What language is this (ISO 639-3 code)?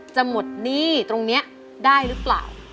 tha